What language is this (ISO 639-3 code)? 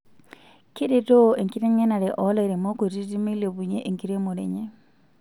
mas